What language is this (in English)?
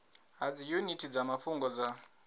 Venda